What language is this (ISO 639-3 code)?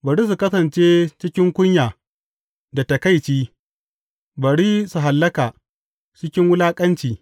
hau